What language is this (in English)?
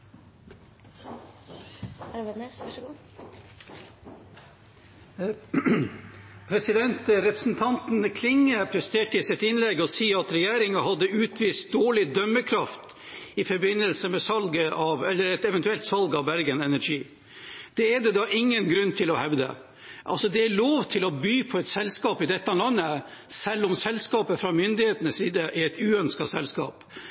Norwegian